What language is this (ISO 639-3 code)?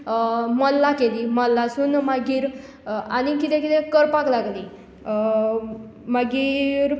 kok